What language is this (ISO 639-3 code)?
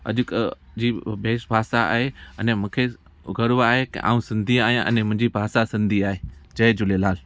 snd